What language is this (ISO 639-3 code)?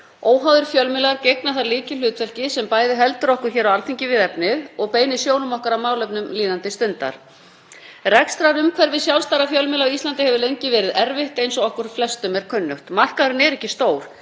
isl